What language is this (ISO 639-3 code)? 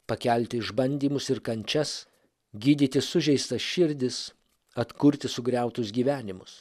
lit